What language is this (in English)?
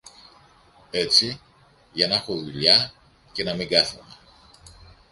Greek